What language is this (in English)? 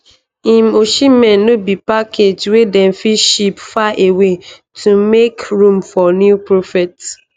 Nigerian Pidgin